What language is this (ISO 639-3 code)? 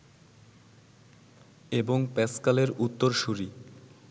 ben